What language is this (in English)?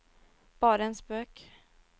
Norwegian